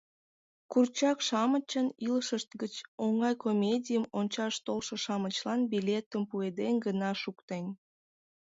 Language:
Mari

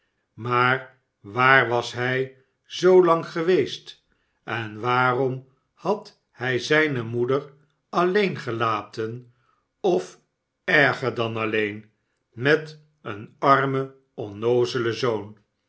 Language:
Dutch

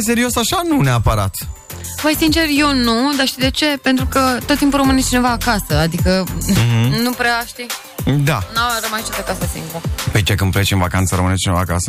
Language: Romanian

